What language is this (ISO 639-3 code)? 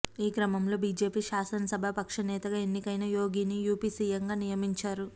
tel